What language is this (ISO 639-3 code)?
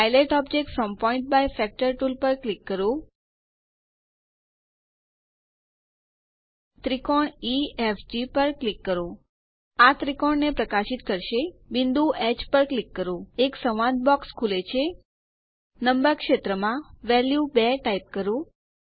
guj